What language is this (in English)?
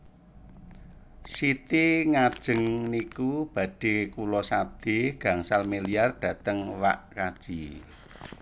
Javanese